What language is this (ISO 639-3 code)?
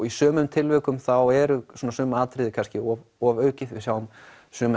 isl